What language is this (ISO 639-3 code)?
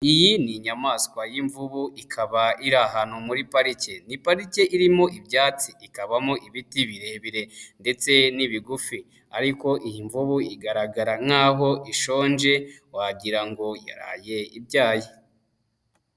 kin